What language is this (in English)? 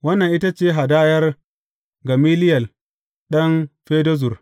Hausa